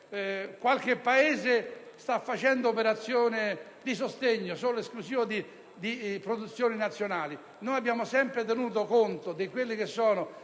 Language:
Italian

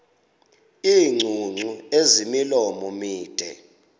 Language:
Xhosa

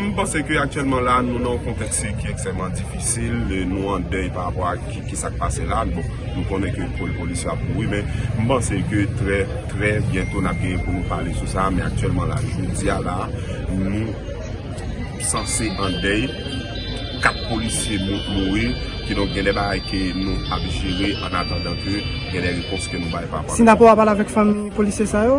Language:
French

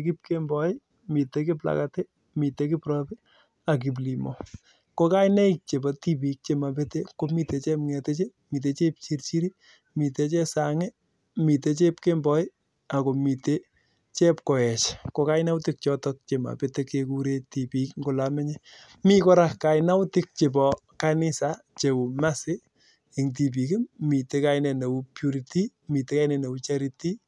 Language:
Kalenjin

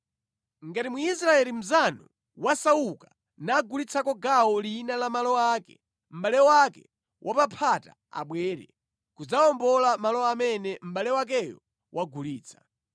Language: Nyanja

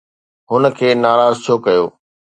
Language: Sindhi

